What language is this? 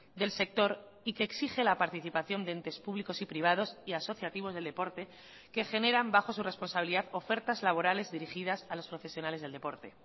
Spanish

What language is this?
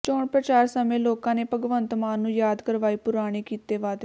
Punjabi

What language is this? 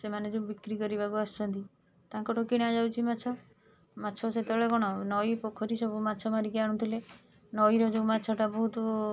Odia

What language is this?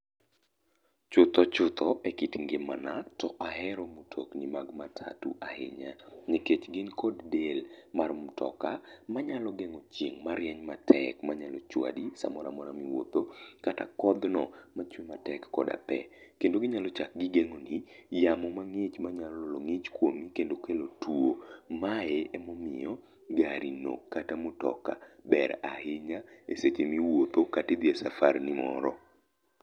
Luo (Kenya and Tanzania)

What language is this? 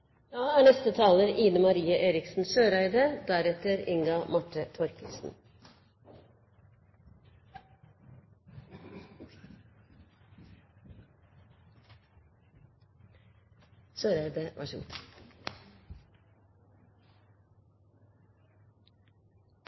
Norwegian Bokmål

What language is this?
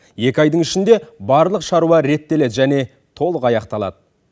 Kazakh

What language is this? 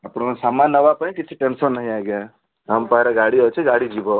Odia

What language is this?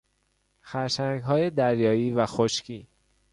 Persian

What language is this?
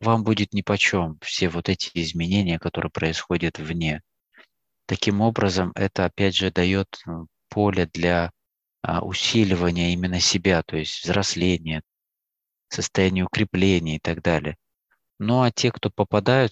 Russian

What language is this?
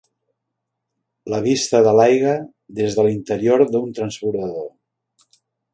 Catalan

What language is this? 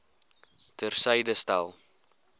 Afrikaans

